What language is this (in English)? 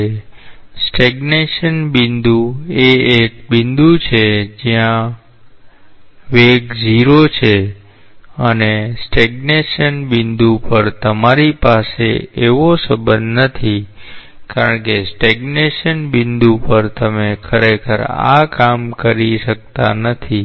Gujarati